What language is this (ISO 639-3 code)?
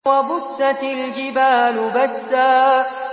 ara